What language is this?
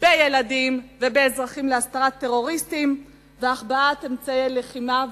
Hebrew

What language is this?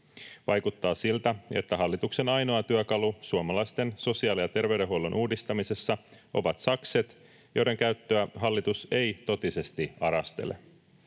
Finnish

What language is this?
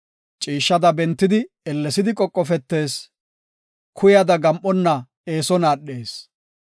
Gofa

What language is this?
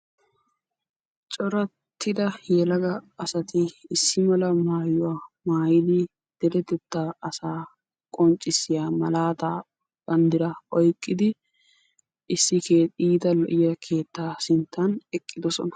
Wolaytta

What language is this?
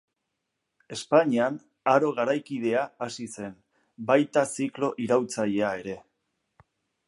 Basque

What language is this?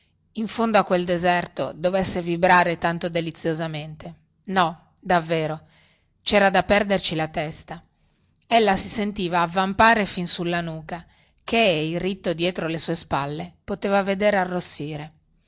Italian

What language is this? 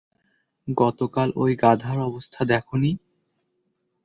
Bangla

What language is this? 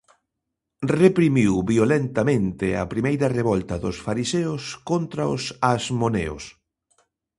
Galician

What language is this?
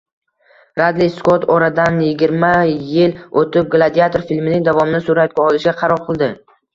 Uzbek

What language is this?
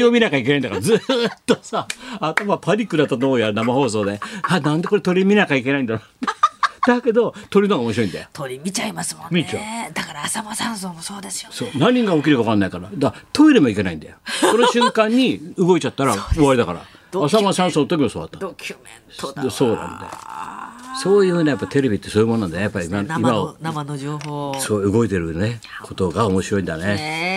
Japanese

